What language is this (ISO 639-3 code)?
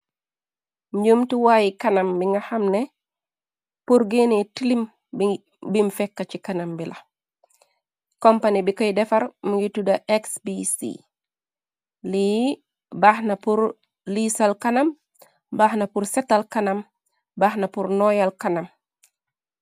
wol